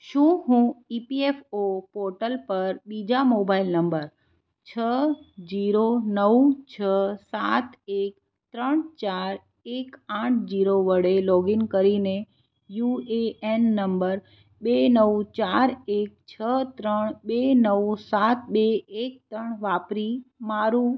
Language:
Gujarati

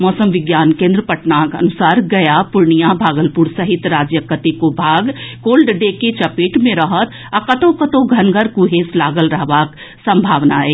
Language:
Maithili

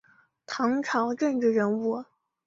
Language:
Chinese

